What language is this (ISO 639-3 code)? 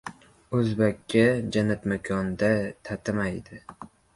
uzb